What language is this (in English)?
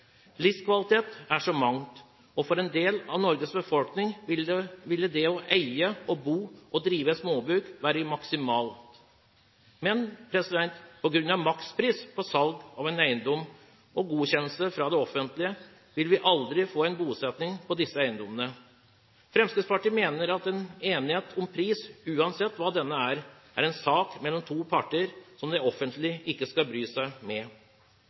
Norwegian Bokmål